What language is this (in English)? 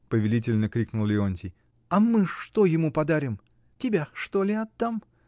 Russian